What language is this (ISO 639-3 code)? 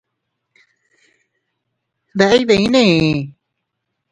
cut